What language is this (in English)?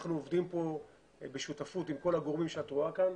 Hebrew